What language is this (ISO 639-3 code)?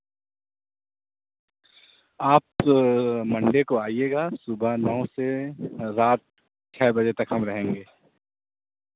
urd